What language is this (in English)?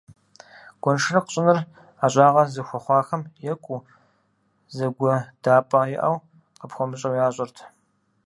Kabardian